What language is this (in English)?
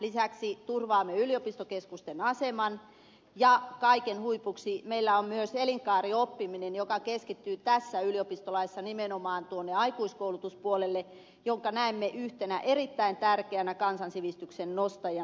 Finnish